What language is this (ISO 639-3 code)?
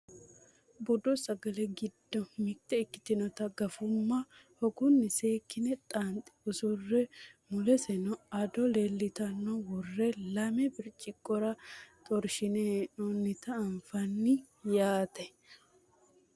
sid